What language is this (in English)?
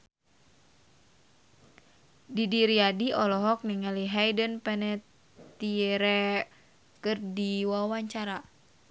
Sundanese